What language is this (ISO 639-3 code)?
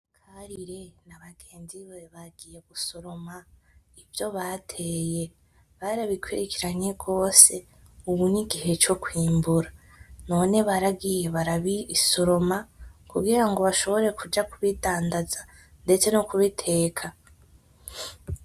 run